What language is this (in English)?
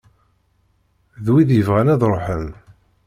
Kabyle